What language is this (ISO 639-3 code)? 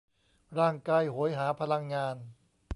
tha